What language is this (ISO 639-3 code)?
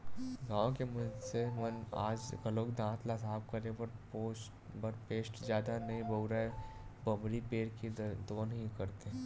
hne